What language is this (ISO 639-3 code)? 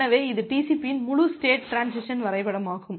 tam